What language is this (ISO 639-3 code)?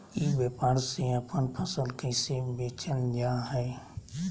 mag